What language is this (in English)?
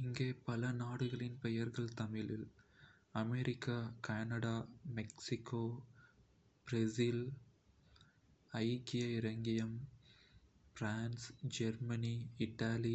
Kota (India)